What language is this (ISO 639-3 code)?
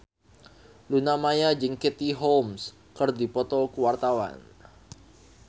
sun